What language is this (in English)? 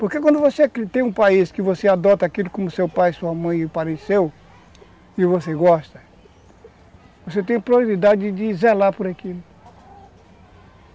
Portuguese